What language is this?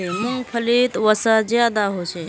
Magahi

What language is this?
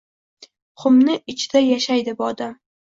Uzbek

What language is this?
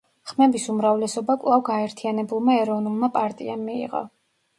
Georgian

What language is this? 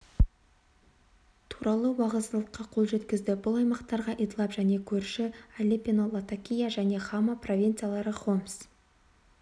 Kazakh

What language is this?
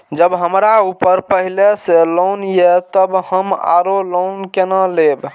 Maithili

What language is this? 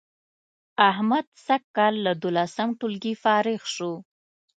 Pashto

